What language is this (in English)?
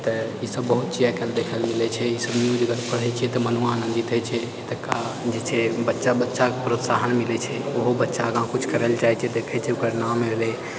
Maithili